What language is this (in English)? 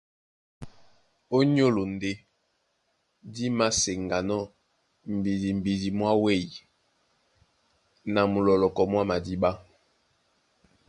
Duala